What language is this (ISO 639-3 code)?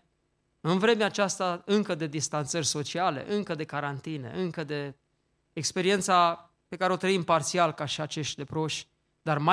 ron